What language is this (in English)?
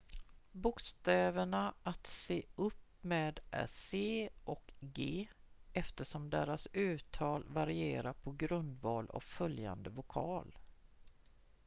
Swedish